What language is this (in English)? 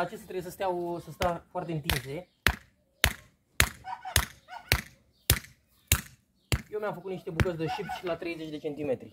Romanian